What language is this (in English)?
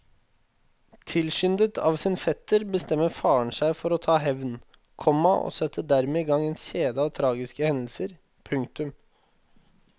Norwegian